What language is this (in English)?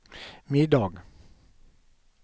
Swedish